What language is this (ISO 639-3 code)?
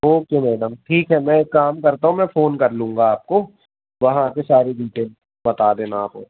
hin